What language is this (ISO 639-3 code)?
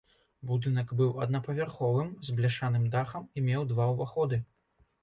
bel